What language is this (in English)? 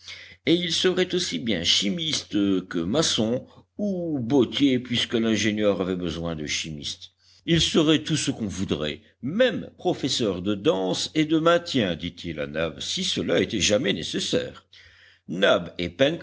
French